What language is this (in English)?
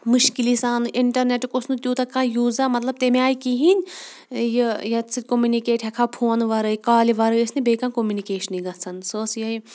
Kashmiri